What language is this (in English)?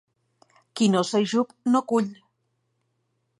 Catalan